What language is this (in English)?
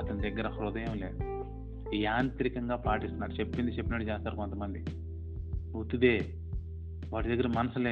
Telugu